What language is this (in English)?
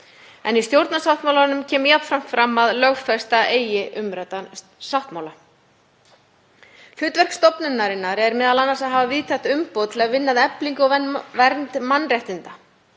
Icelandic